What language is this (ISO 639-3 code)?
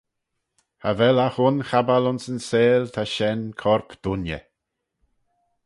glv